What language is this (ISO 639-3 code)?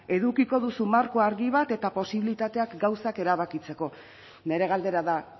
eus